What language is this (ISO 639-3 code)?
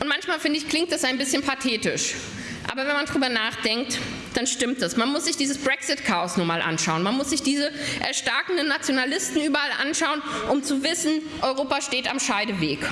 deu